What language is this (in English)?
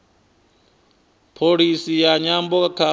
Venda